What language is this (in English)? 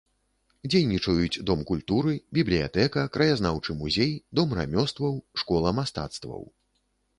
Belarusian